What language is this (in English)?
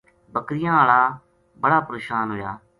Gujari